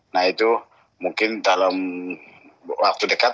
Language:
Indonesian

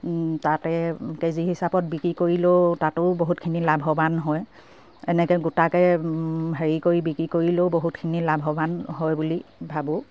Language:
Assamese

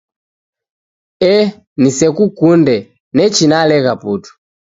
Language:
Taita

